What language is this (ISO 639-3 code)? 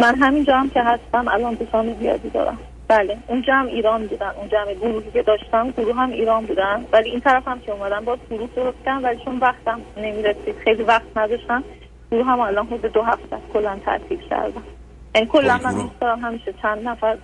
fas